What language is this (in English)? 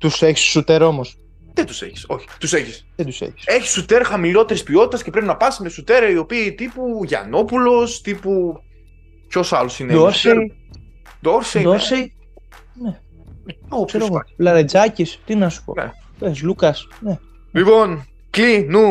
Greek